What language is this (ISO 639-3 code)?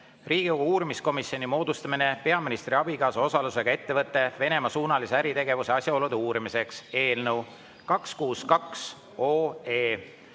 est